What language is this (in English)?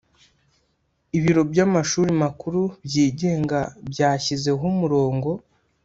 Kinyarwanda